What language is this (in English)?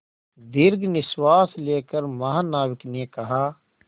Hindi